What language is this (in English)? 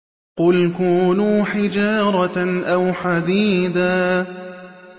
Arabic